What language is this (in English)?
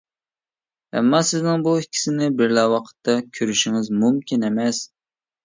Uyghur